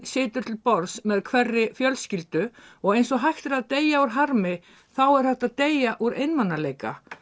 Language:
Icelandic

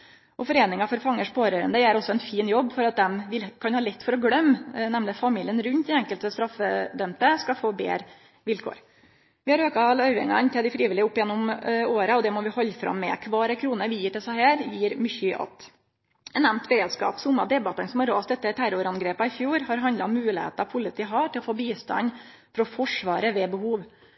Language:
Norwegian Nynorsk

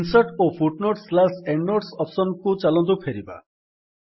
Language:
Odia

